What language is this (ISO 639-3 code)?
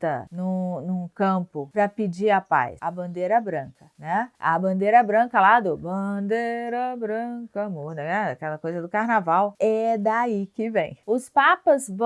por